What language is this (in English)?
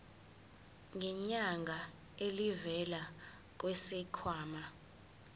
Zulu